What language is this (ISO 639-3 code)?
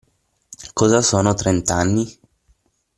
ita